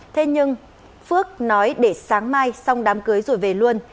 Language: Vietnamese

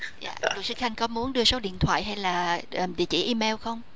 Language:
Vietnamese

